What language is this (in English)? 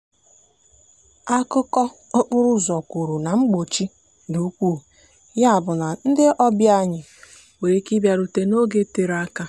Igbo